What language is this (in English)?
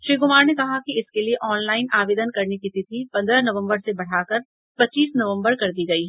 Hindi